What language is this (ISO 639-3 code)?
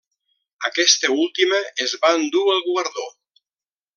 cat